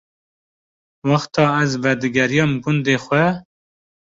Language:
Kurdish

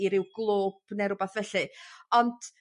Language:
Welsh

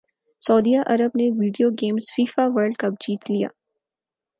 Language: Urdu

